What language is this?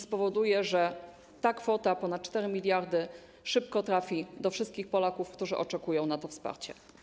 Polish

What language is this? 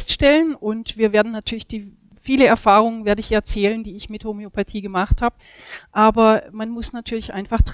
German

